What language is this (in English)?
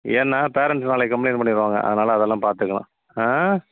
Tamil